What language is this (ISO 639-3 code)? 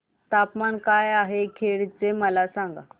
mar